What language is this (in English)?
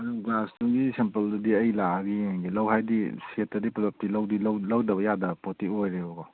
Manipuri